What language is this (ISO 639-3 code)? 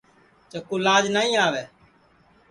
ssi